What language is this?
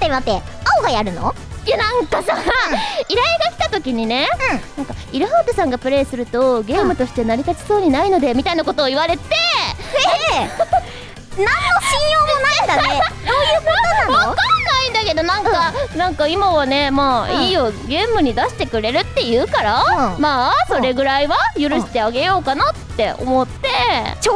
Japanese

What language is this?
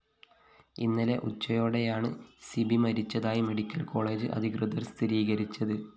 Malayalam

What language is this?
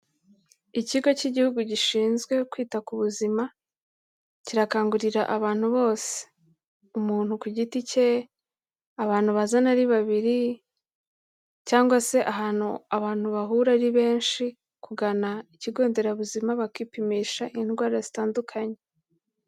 Kinyarwanda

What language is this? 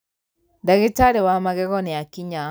Kikuyu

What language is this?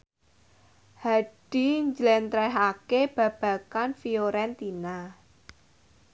Javanese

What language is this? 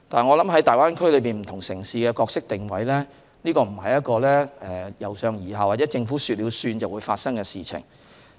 Cantonese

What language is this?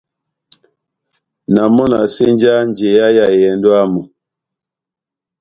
Batanga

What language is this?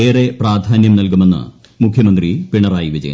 Malayalam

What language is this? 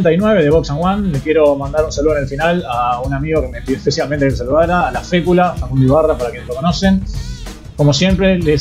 Spanish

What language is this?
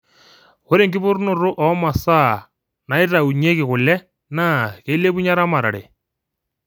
Masai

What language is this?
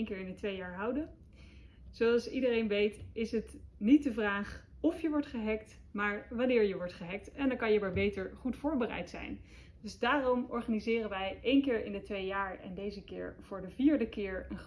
Dutch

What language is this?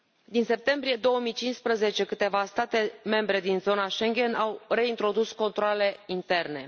Romanian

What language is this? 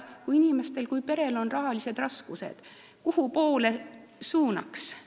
Estonian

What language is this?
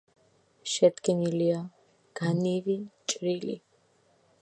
Georgian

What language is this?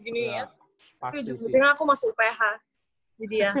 Indonesian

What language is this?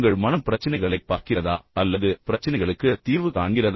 Tamil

